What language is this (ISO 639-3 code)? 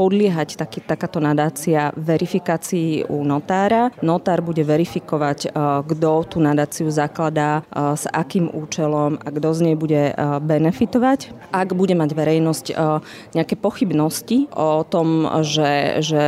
slk